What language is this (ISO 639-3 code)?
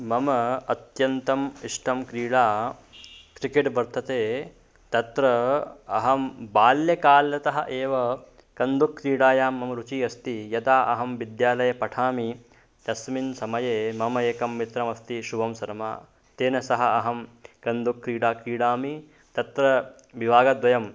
san